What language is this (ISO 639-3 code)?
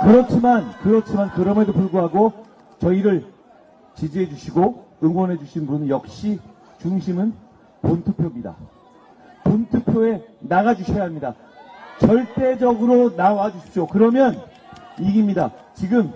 kor